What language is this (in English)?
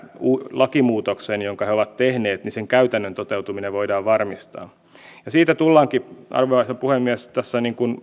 Finnish